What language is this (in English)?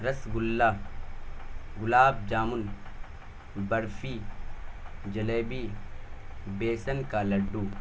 Urdu